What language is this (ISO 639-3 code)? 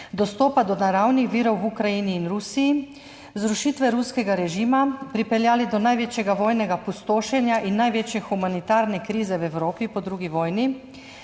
slv